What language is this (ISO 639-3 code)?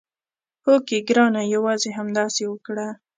pus